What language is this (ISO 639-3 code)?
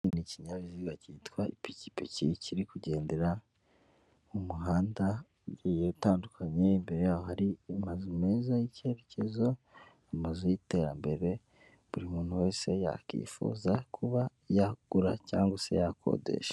kin